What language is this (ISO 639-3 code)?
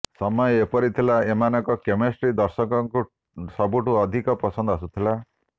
ori